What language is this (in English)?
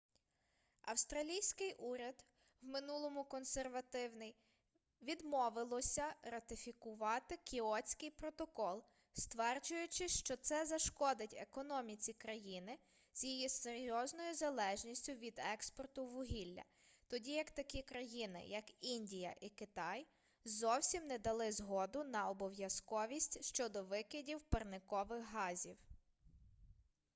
Ukrainian